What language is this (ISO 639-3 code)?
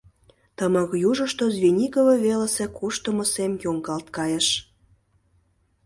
chm